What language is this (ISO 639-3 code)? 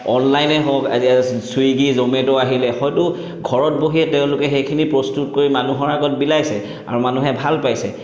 asm